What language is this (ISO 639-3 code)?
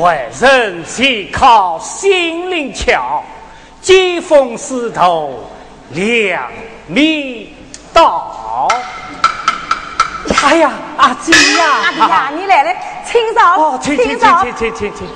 zho